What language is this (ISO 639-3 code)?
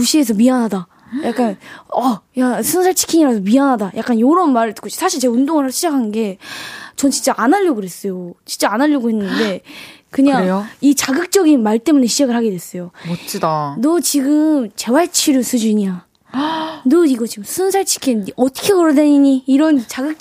kor